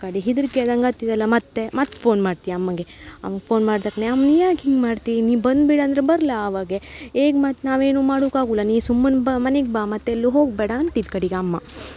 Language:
Kannada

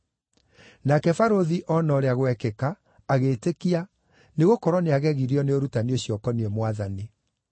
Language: Kikuyu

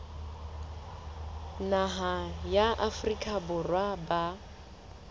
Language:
Southern Sotho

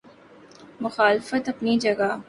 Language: Urdu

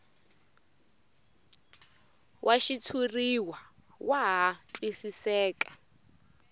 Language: Tsonga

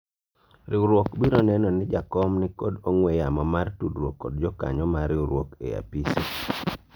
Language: Luo (Kenya and Tanzania)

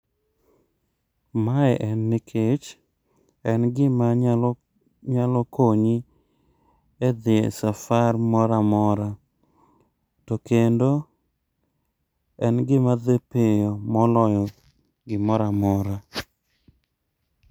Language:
Luo (Kenya and Tanzania)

